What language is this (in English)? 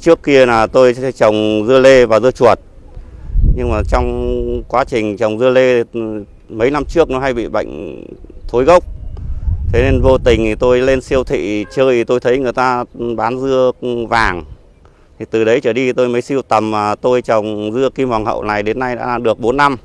Vietnamese